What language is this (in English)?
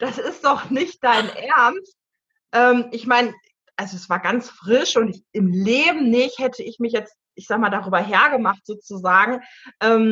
German